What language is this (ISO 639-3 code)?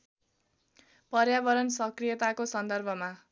nep